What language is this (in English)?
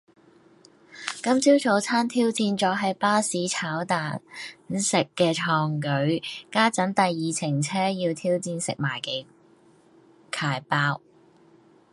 Cantonese